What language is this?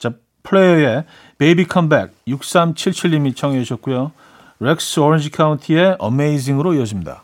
Korean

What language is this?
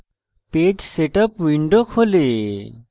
Bangla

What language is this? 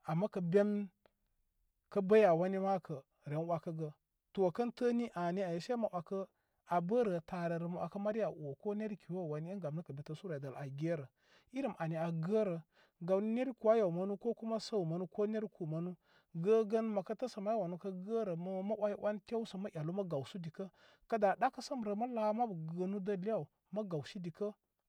Koma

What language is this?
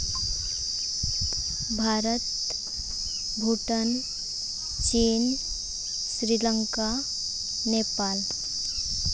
Santali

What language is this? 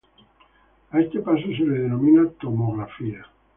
Spanish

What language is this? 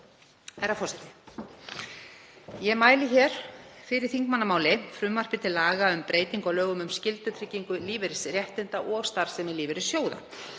Icelandic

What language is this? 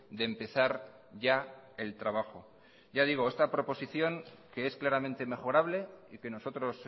Spanish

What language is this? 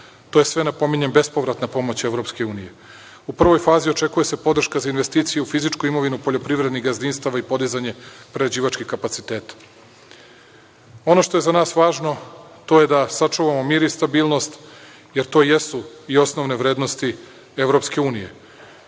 Serbian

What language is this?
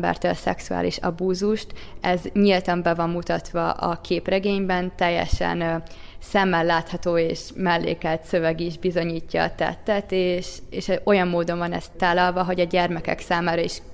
Hungarian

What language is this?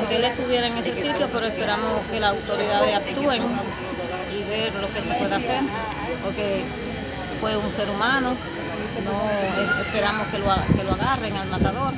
Spanish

